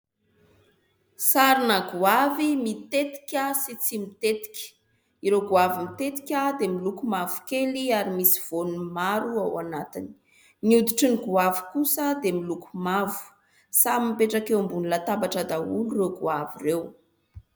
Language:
Malagasy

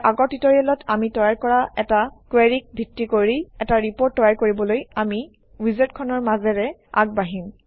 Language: Assamese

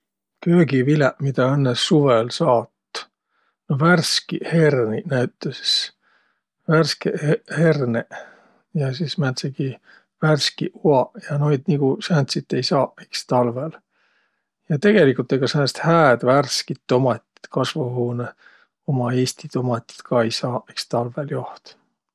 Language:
Võro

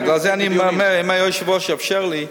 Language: Hebrew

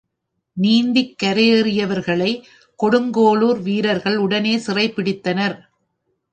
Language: Tamil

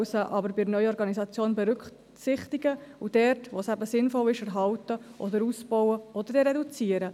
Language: Swiss German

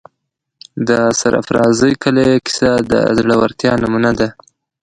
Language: Pashto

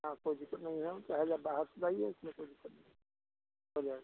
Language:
Hindi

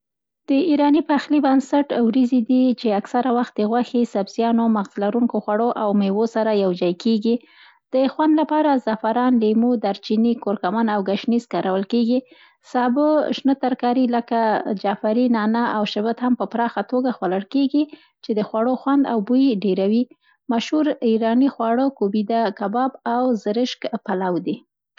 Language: Central Pashto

